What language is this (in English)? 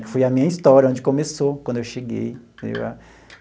Portuguese